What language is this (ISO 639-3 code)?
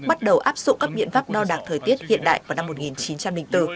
vie